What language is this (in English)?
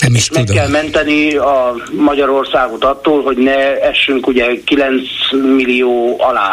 Hungarian